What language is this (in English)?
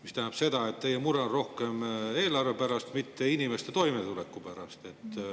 Estonian